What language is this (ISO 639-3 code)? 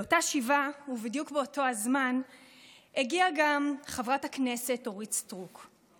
heb